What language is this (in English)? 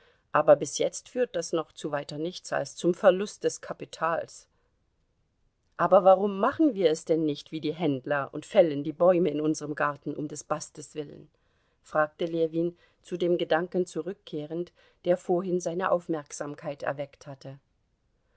German